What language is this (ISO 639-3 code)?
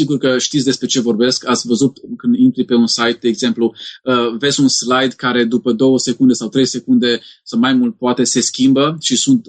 ron